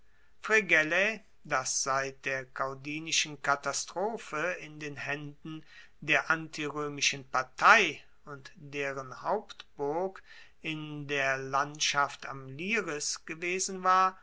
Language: German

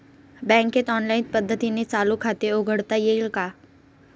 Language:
Marathi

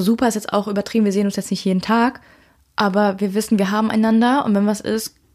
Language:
German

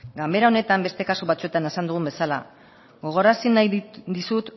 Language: Basque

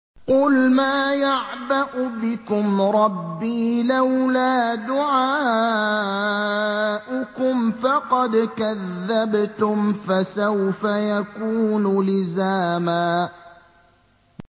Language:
Arabic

